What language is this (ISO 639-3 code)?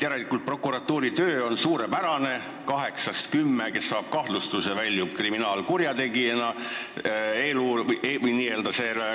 est